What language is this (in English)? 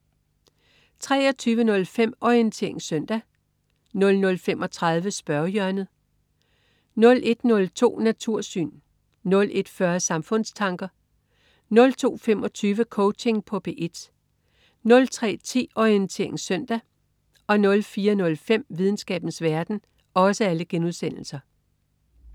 Danish